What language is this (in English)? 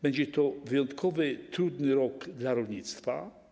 Polish